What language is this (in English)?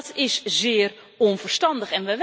Dutch